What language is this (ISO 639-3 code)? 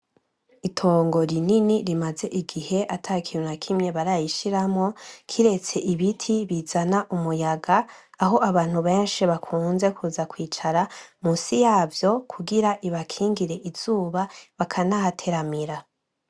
run